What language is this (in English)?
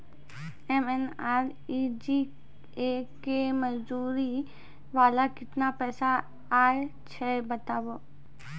Maithili